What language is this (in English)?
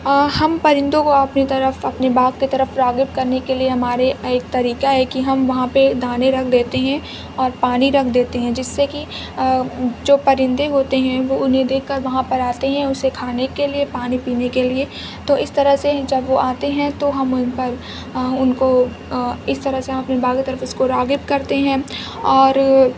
Urdu